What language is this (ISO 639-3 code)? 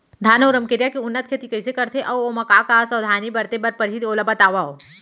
hne